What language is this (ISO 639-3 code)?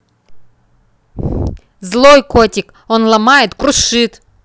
rus